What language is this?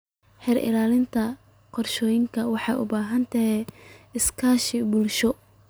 Somali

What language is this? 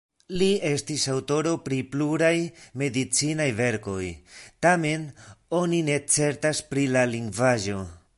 Esperanto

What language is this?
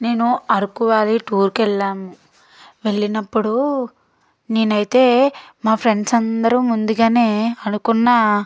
Telugu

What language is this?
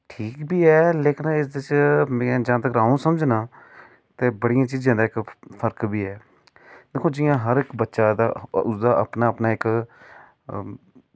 Dogri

